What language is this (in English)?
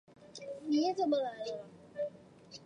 Chinese